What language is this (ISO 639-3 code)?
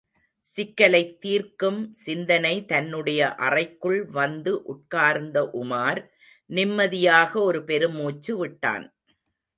tam